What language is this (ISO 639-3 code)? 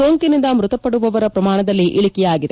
kan